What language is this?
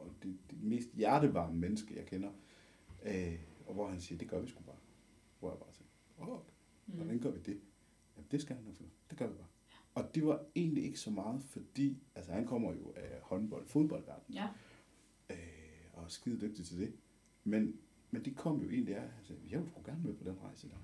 Danish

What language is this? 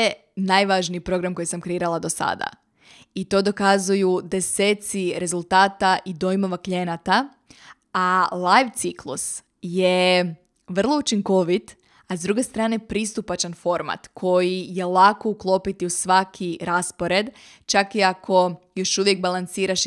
Croatian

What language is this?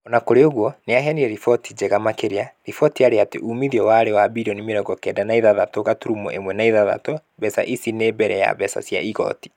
Kikuyu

